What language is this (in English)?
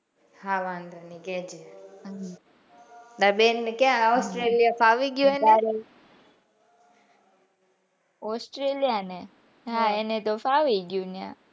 Gujarati